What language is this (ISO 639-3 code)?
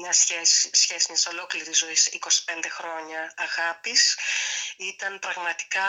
ell